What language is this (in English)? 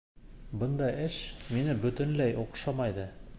Bashkir